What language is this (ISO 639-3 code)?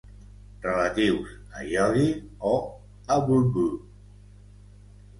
cat